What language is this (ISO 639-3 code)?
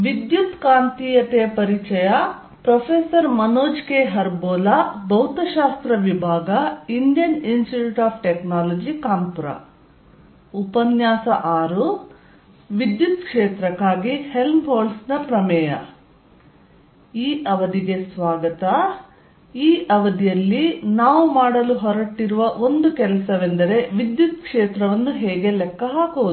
kan